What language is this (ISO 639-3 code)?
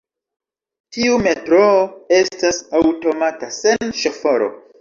epo